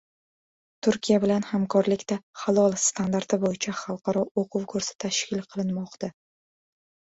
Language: Uzbek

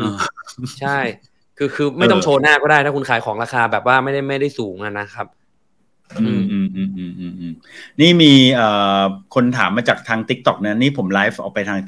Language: Thai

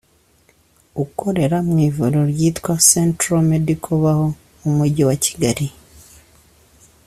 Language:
Kinyarwanda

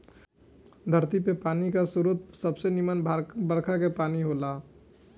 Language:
Bhojpuri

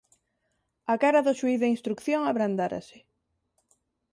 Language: Galician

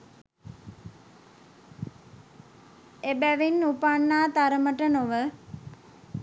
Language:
Sinhala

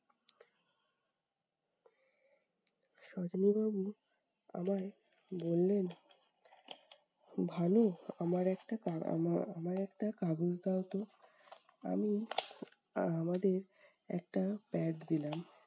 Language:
Bangla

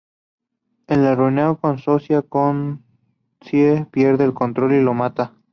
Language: Spanish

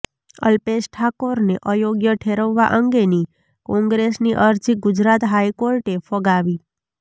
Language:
Gujarati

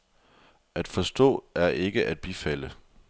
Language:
Danish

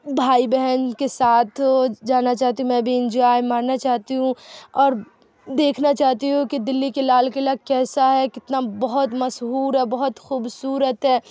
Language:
Urdu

